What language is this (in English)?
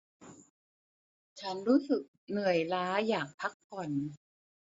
Thai